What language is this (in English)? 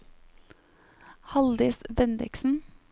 Norwegian